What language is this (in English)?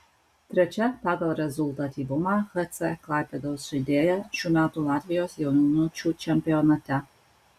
Lithuanian